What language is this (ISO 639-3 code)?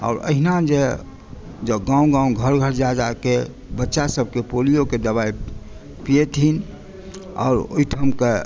mai